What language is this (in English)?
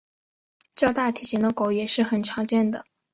Chinese